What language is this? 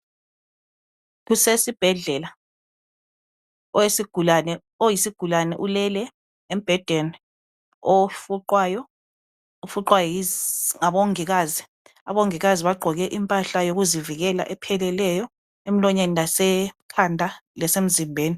North Ndebele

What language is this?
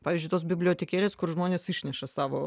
Lithuanian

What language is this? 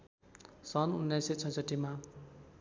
Nepali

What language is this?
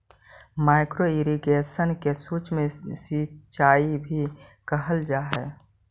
Magahi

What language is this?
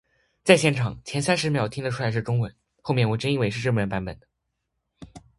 Chinese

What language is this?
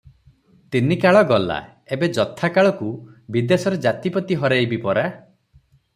Odia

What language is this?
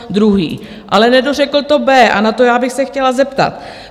Czech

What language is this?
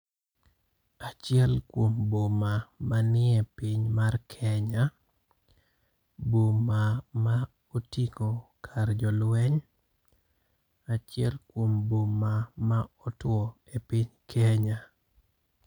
Luo (Kenya and Tanzania)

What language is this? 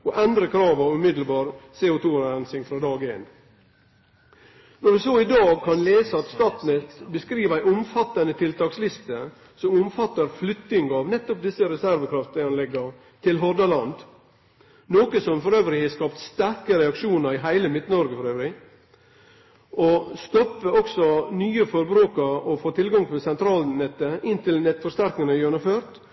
Norwegian Nynorsk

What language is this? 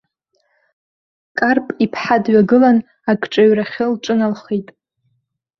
Abkhazian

